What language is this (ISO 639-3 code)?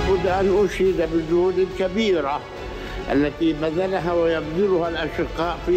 ara